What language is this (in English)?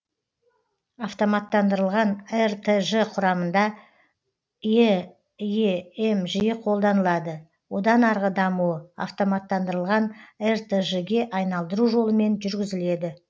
Kazakh